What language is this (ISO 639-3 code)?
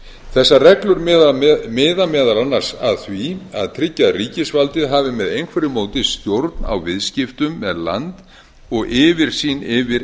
isl